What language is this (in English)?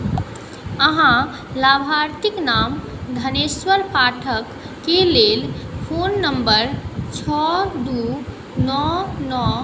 Maithili